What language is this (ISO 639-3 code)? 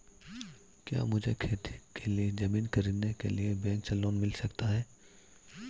hin